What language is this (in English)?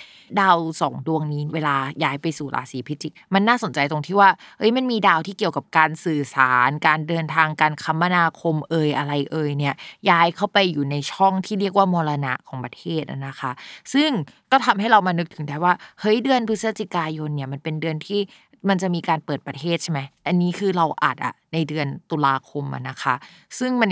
Thai